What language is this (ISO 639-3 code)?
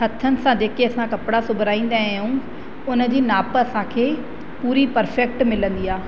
snd